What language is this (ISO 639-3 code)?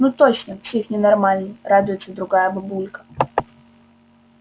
rus